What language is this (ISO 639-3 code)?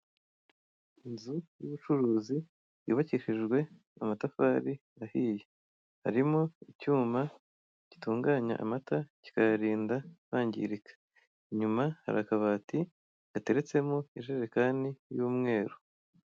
kin